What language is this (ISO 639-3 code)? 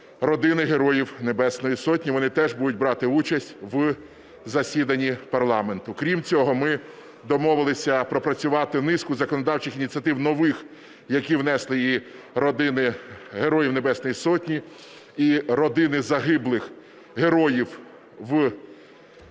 ukr